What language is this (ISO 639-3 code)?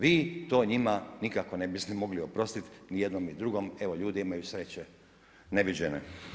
hrv